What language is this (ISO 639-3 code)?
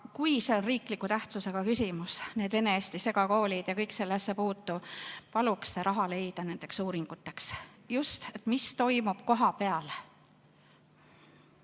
est